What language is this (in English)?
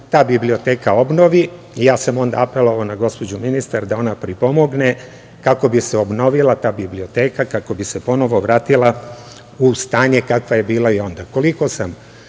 Serbian